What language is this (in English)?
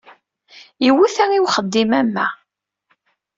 Kabyle